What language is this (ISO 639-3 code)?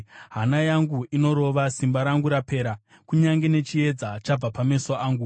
sna